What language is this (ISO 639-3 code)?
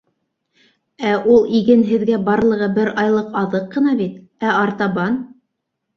bak